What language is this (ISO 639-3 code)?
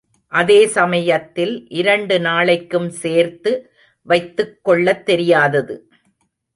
tam